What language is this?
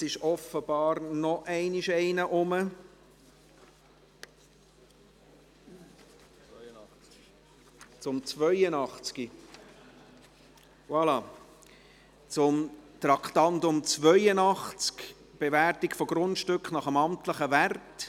Swiss German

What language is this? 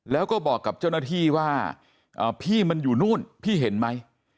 Thai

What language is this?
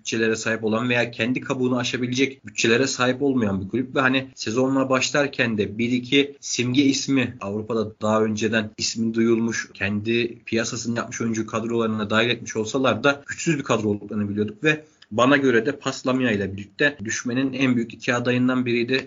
Turkish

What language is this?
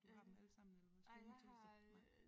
Danish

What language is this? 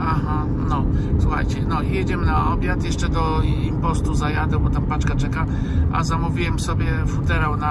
Polish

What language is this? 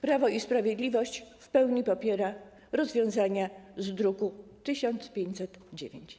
Polish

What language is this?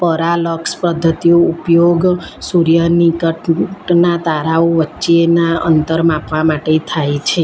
Gujarati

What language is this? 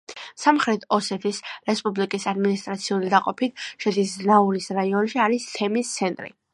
Georgian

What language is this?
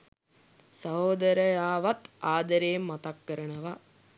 Sinhala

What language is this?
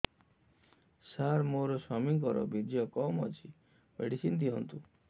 Odia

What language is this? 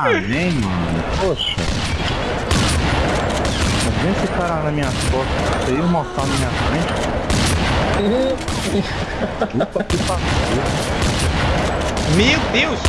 Portuguese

